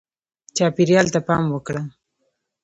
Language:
Pashto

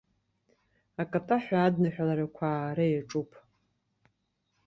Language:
Abkhazian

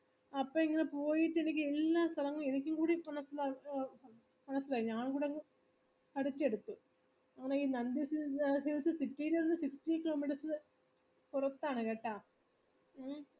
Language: Malayalam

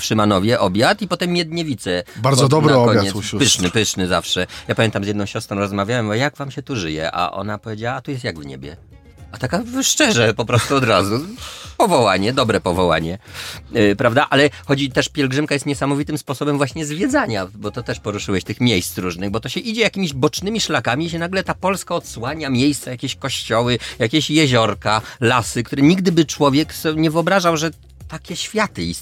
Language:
Polish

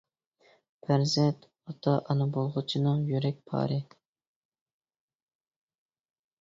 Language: Uyghur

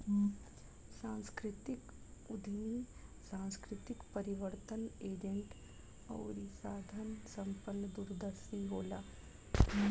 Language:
Bhojpuri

